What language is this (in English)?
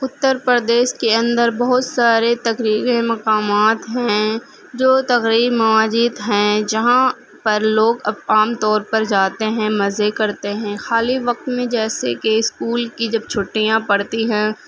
Urdu